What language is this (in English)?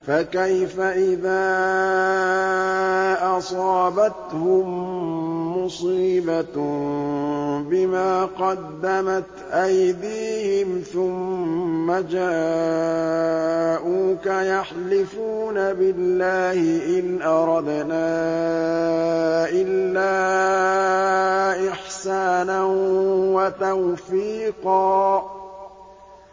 Arabic